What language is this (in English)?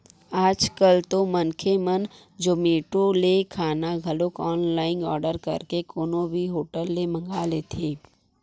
Chhattisgarhi